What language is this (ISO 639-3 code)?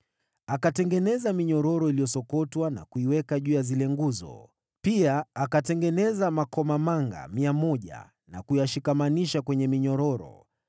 swa